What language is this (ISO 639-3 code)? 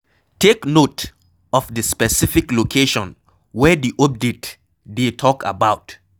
pcm